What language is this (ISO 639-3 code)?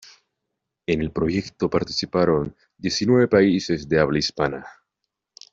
spa